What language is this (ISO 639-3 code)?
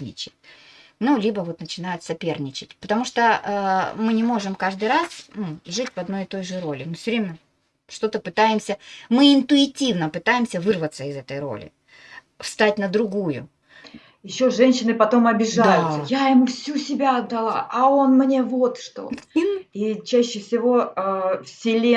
rus